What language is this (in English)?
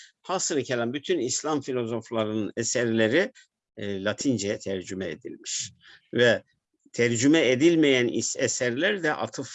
Turkish